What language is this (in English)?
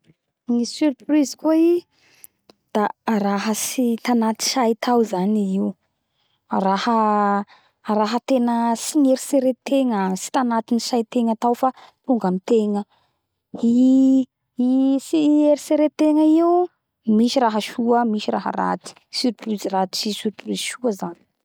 Bara Malagasy